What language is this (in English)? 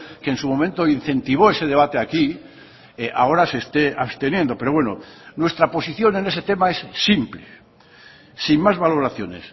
Spanish